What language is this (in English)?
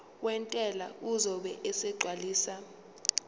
Zulu